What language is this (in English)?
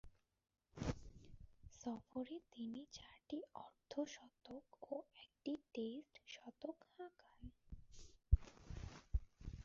Bangla